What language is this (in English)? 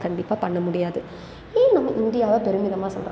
Tamil